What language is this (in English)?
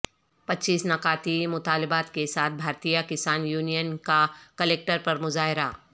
Urdu